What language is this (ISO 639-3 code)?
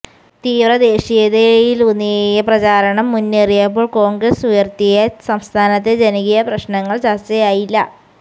mal